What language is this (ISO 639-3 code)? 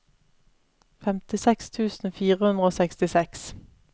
nor